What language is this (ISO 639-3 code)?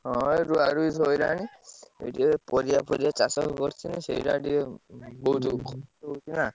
ori